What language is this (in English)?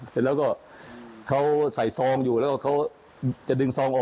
Thai